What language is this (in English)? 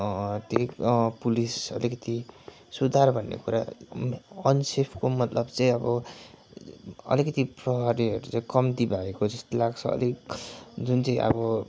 Nepali